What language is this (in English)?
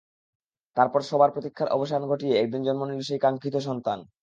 Bangla